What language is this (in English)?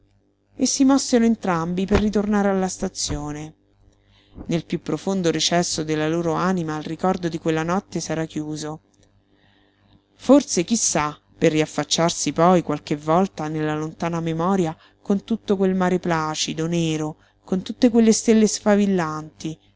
Italian